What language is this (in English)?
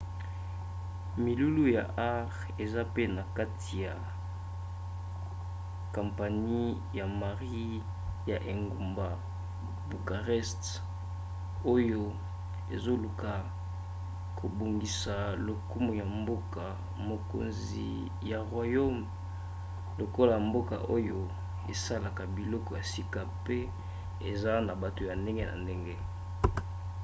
Lingala